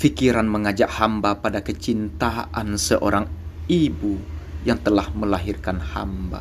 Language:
Indonesian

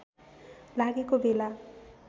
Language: Nepali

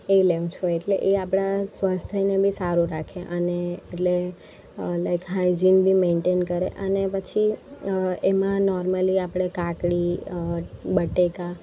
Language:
Gujarati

